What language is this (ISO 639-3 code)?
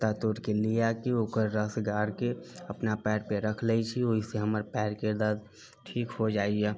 mai